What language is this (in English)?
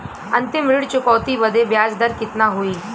Bhojpuri